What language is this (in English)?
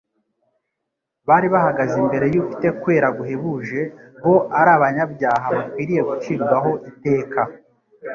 Kinyarwanda